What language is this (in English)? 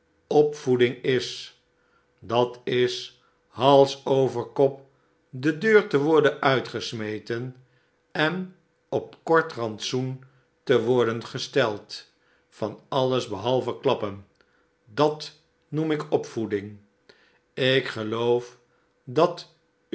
Dutch